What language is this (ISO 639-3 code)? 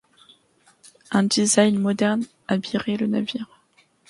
fra